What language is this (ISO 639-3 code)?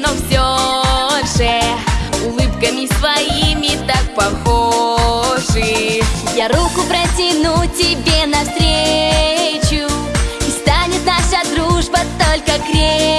rus